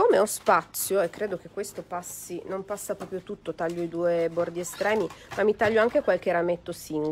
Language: Italian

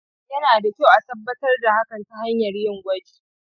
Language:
Hausa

